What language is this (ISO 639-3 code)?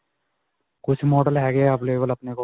pan